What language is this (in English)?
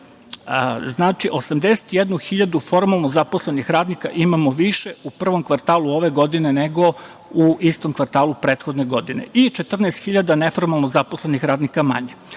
Serbian